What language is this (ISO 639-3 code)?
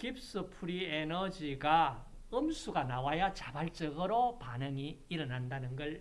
kor